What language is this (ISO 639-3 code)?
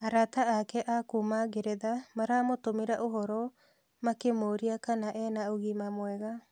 kik